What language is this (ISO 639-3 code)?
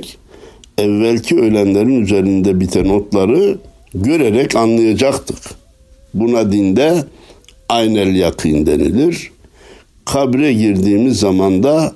tur